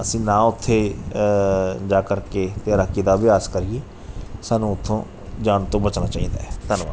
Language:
Punjabi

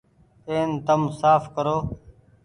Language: Goaria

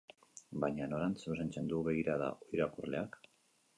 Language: Basque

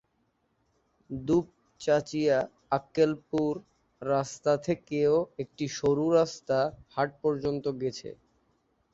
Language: Bangla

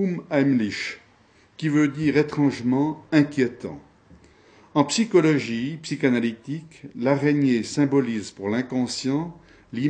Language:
French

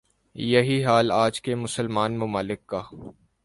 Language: Urdu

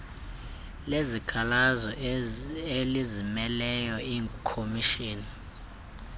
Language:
Xhosa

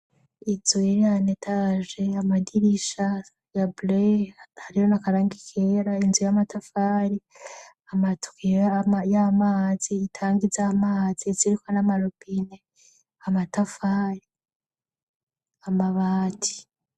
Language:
Rundi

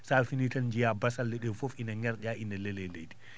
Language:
Fula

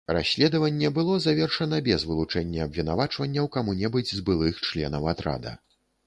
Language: Belarusian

